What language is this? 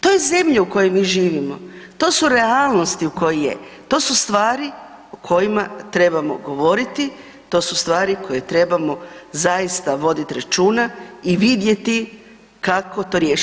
Croatian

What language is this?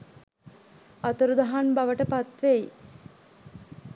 Sinhala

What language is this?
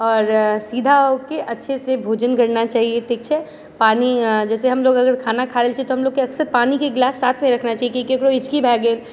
Maithili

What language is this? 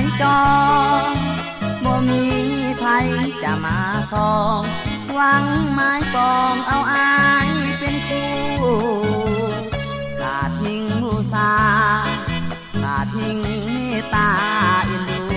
Thai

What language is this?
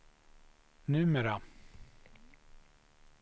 Swedish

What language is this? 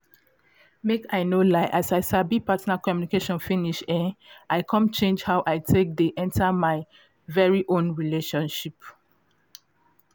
Nigerian Pidgin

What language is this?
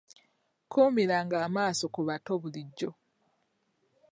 Ganda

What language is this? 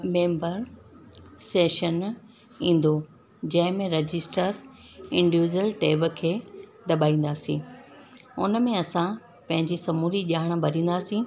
Sindhi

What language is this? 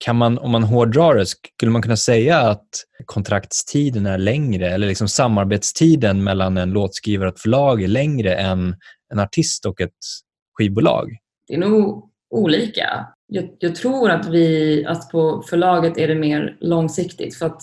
Swedish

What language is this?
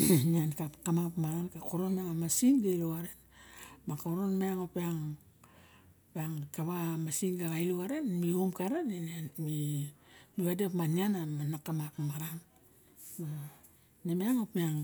Barok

